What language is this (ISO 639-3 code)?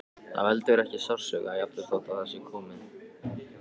isl